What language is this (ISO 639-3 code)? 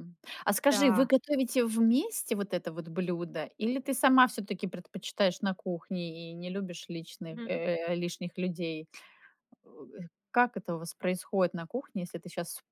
rus